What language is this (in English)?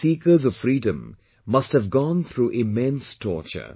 English